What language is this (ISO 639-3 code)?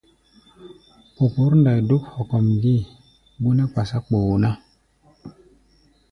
gba